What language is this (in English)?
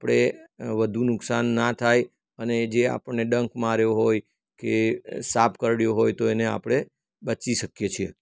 Gujarati